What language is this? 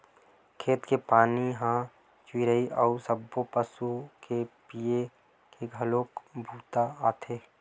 Chhattisgarhi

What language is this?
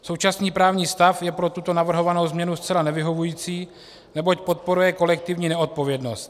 Czech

